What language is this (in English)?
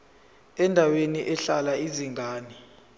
Zulu